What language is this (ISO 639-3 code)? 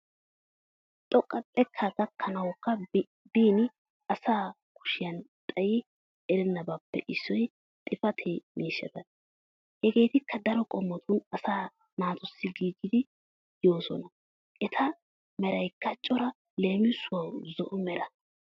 wal